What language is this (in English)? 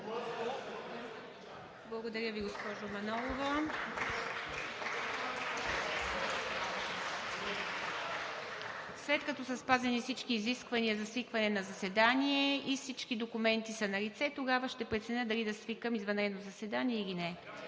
Bulgarian